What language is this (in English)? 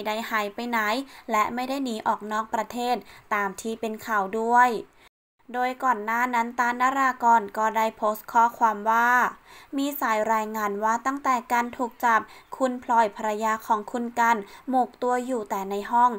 Thai